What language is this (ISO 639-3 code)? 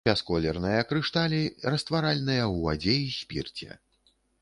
bel